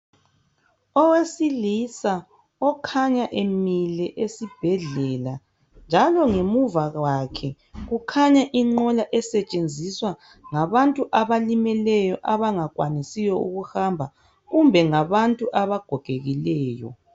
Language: North Ndebele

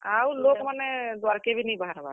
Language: Odia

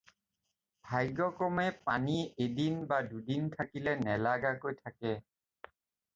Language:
Assamese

